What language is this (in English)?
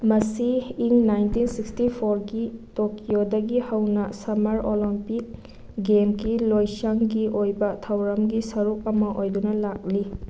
Manipuri